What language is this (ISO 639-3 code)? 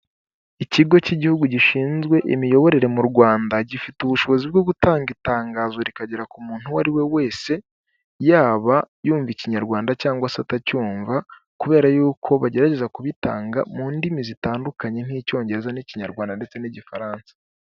kin